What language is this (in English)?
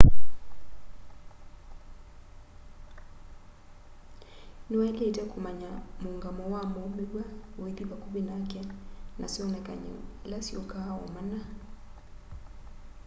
Kamba